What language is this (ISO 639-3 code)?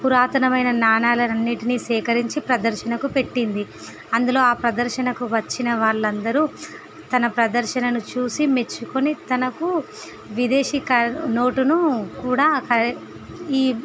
tel